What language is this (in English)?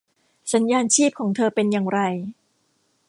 Thai